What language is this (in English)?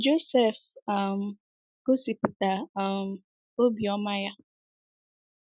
Igbo